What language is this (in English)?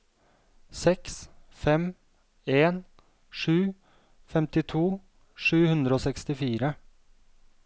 Norwegian